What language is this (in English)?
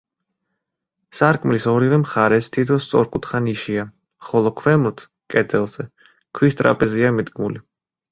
Georgian